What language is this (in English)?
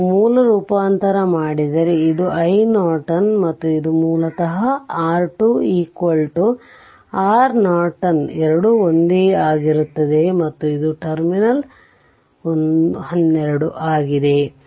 Kannada